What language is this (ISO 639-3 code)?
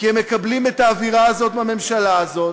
heb